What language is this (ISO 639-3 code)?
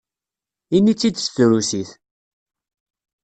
kab